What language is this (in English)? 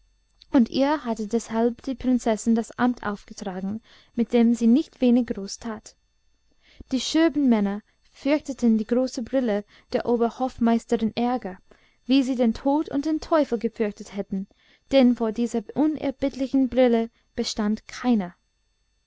German